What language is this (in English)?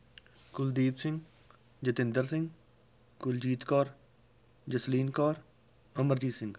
Punjabi